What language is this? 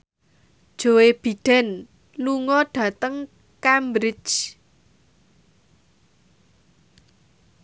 Javanese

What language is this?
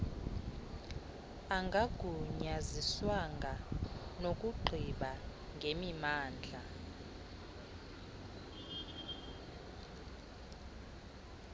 Xhosa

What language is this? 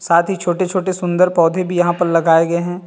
Hindi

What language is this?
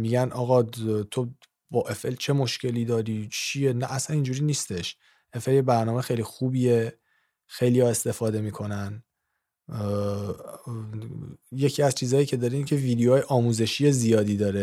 Persian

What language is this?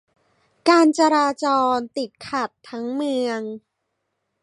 Thai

